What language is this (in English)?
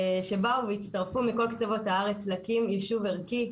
Hebrew